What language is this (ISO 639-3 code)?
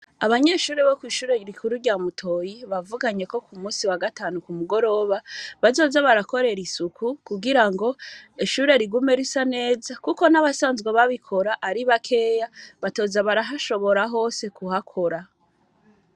run